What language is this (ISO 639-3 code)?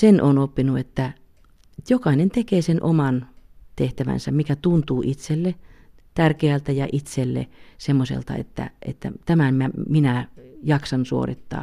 fin